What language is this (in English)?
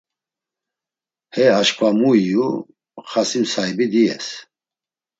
Laz